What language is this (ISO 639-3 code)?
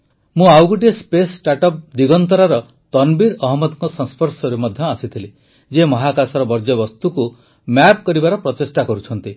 ori